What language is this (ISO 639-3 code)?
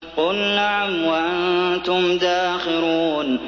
ara